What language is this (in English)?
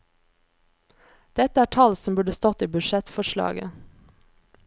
Norwegian